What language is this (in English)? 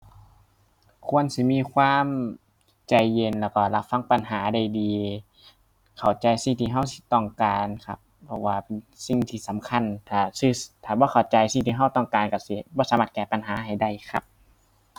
Thai